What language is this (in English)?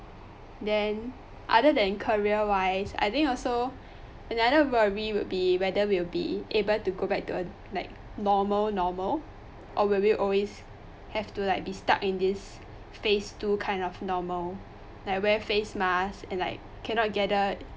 English